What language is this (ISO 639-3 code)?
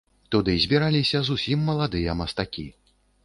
bel